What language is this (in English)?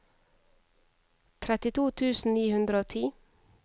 Norwegian